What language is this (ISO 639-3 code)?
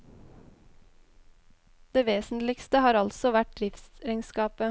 nor